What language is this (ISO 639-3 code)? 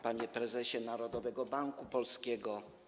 pol